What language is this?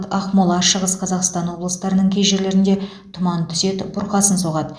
Kazakh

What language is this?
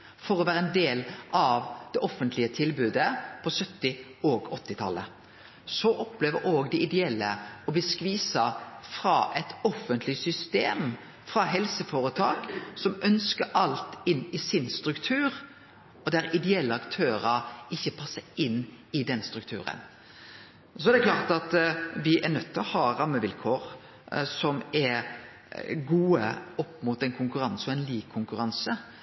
Norwegian Nynorsk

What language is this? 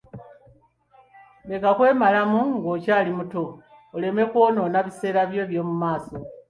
Ganda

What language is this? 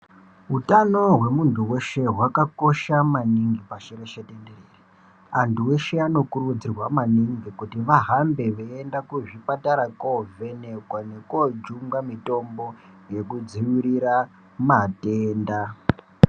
Ndau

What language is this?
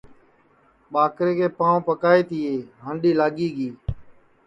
Sansi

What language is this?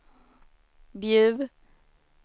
Swedish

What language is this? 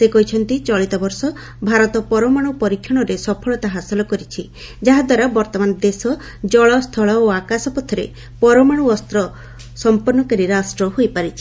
Odia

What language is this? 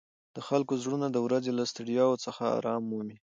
Pashto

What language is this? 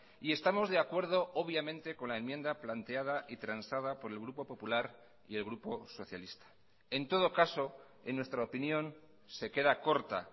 Spanish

